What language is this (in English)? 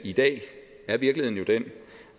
Danish